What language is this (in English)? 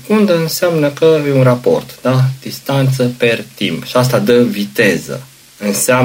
Romanian